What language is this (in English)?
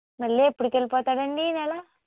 Telugu